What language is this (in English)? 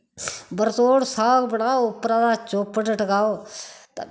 Dogri